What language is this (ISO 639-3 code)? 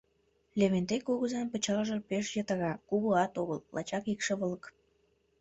chm